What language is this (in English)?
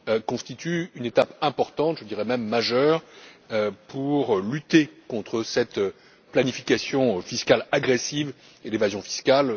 French